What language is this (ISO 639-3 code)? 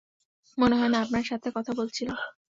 ben